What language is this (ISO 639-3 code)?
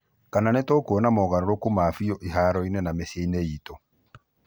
kik